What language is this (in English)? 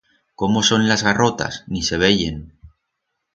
Aragonese